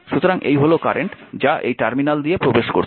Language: Bangla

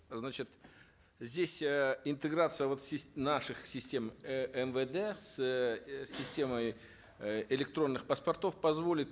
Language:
Kazakh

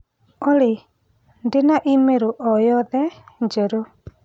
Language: Kikuyu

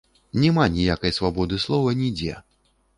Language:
Belarusian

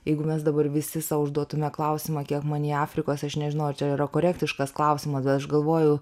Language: Lithuanian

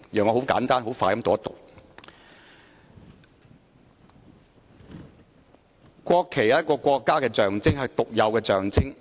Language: Cantonese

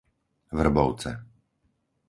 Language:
Slovak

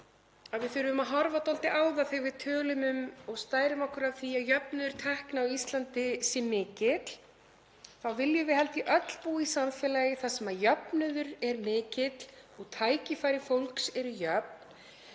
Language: Icelandic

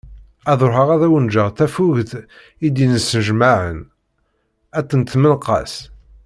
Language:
Kabyle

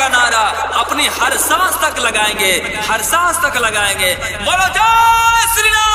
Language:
Arabic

